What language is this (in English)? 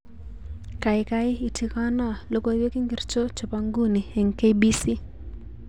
Kalenjin